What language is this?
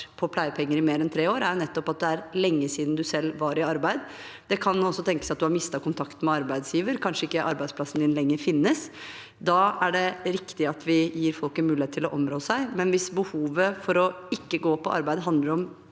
Norwegian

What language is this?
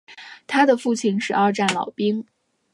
Chinese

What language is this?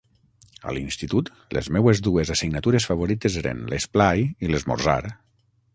Catalan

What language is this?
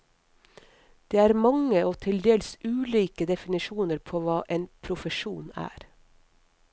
Norwegian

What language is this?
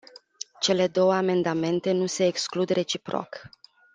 Romanian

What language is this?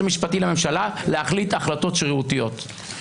Hebrew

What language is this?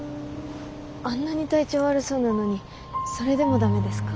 Japanese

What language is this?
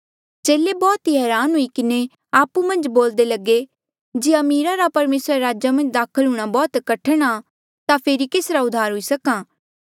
Mandeali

